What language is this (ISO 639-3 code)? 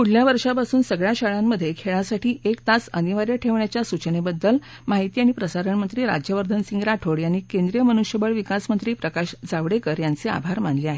mar